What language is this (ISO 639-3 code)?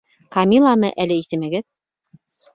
bak